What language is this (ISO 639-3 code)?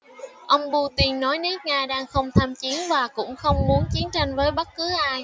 vie